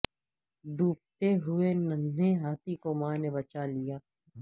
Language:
Urdu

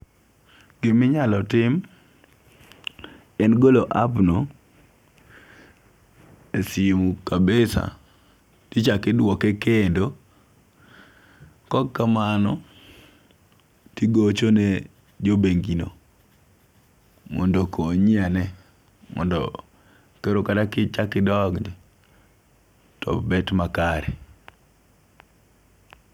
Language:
Luo (Kenya and Tanzania)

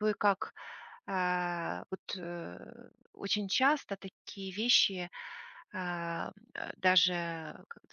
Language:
Russian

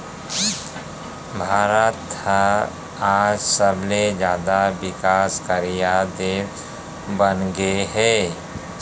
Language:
Chhattisgarhi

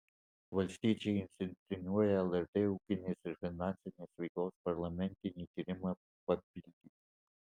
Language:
Lithuanian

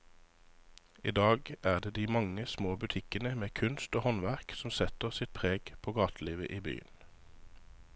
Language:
Norwegian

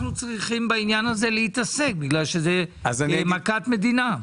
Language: Hebrew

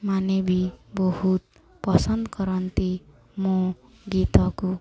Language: Odia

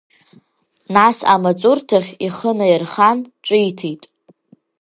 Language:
Abkhazian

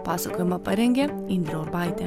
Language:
Lithuanian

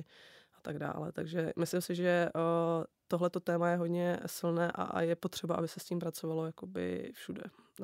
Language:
Czech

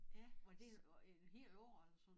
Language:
Danish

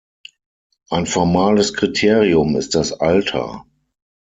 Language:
German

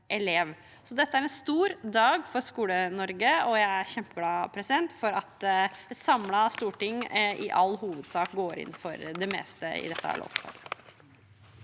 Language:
Norwegian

